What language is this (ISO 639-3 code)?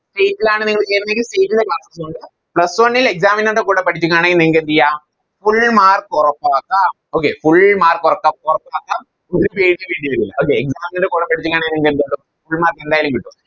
mal